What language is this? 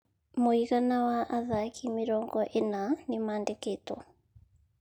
Kikuyu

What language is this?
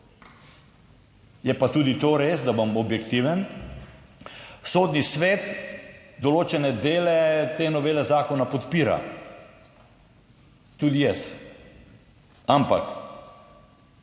Slovenian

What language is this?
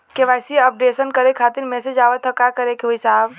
Bhojpuri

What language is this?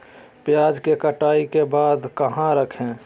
Magahi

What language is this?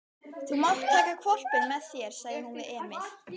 Icelandic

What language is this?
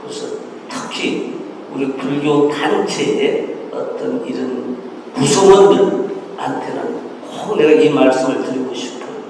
Korean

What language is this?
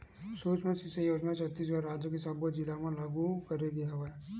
Chhattisgarhi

